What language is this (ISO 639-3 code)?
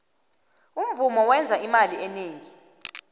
nbl